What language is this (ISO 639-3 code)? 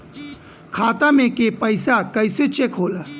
bho